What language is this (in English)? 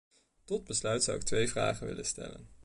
Dutch